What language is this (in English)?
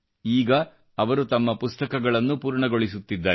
Kannada